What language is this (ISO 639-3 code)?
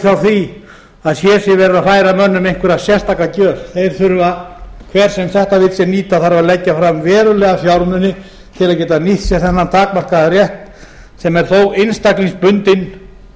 isl